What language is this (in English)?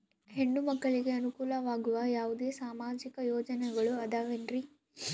Kannada